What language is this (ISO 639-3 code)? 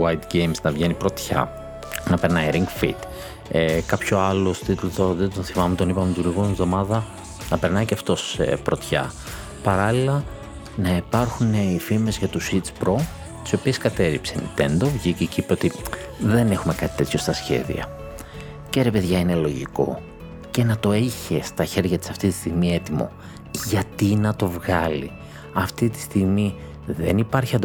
ell